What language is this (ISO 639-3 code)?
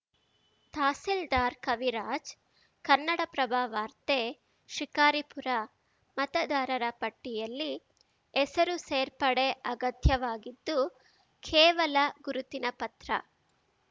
kan